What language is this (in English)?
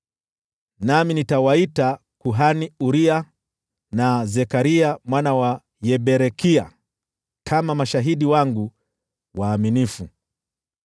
Swahili